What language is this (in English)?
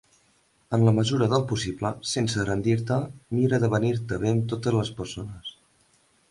Catalan